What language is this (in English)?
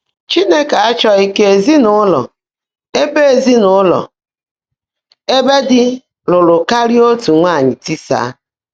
Igbo